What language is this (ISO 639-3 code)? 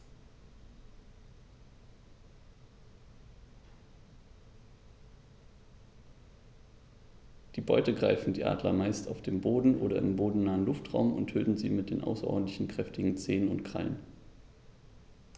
deu